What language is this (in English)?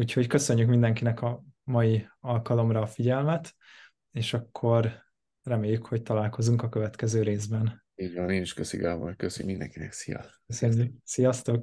Hungarian